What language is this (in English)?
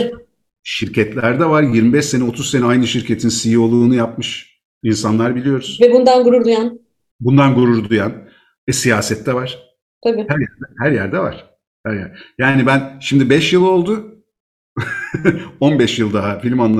Turkish